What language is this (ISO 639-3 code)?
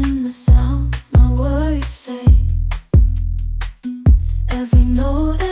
eng